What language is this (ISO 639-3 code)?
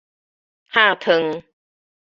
nan